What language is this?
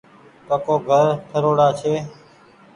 Goaria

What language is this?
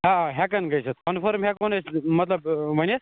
Kashmiri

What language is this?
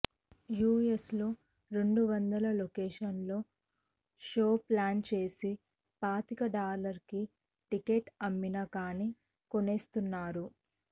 Telugu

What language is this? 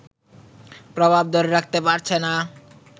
Bangla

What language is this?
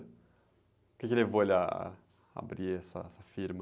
Portuguese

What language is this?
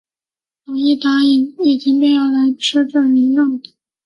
Chinese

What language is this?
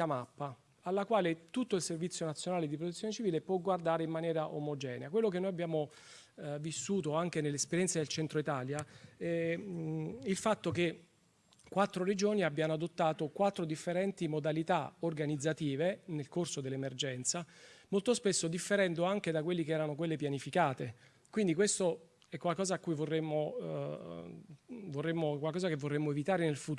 Italian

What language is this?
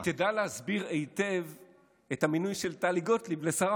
Hebrew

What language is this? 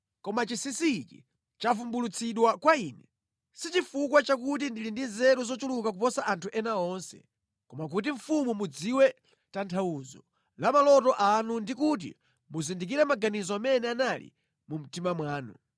Nyanja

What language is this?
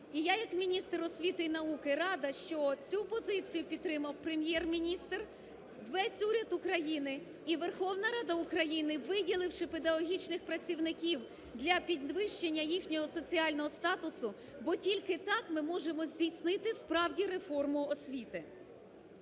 Ukrainian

